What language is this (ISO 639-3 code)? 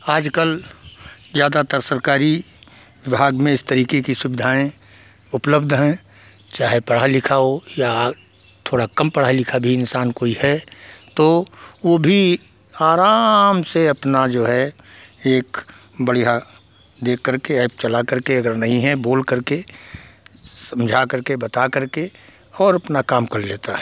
hin